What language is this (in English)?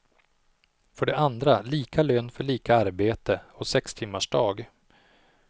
Swedish